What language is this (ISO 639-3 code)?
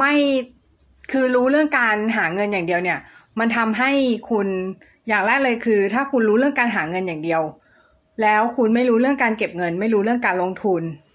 tha